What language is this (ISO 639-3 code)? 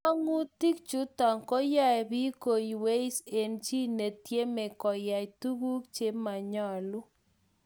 kln